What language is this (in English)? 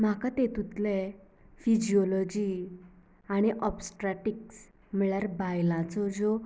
Konkani